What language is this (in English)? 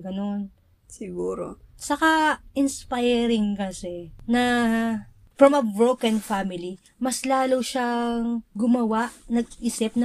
Filipino